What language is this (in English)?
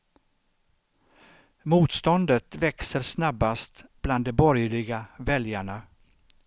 Swedish